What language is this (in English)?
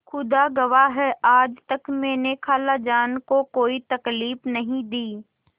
Hindi